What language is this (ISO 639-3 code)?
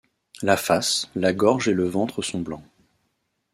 fra